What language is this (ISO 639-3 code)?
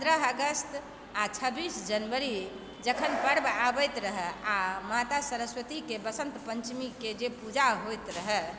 mai